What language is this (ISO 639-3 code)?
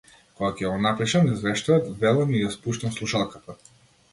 mkd